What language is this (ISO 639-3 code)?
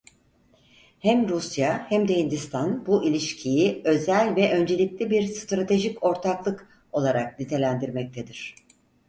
tur